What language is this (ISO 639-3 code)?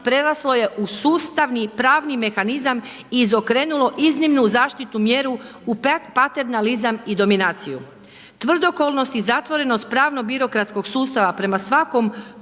hrv